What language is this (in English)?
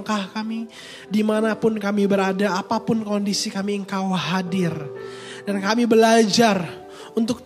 Indonesian